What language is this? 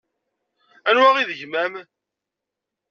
Kabyle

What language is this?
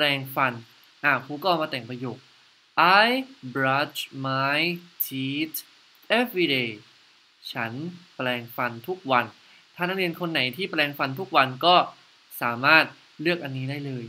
Thai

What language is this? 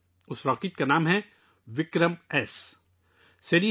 Urdu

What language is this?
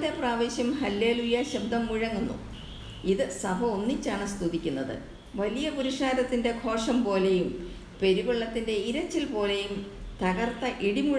Malayalam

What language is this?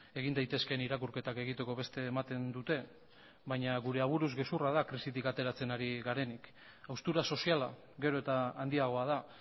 Basque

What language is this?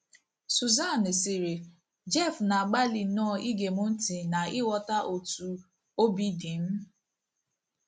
Igbo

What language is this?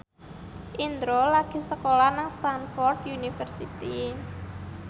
Javanese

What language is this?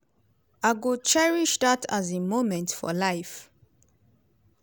Nigerian Pidgin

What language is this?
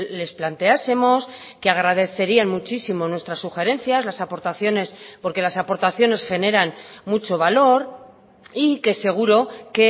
Spanish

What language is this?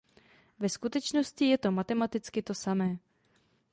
Czech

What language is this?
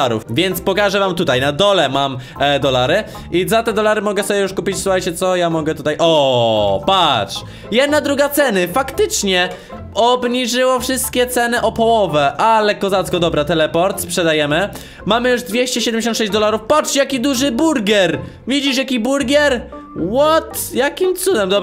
Polish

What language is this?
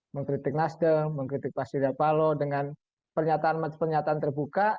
Indonesian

